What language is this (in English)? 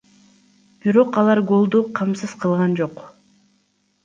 Kyrgyz